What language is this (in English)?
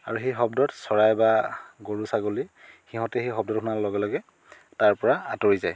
Assamese